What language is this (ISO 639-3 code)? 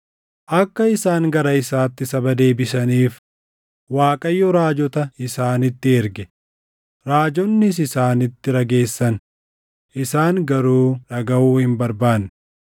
orm